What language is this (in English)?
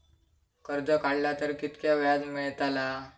Marathi